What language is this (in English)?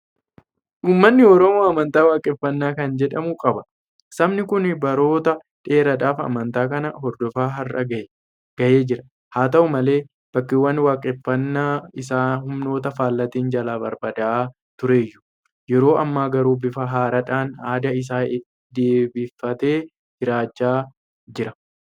Oromo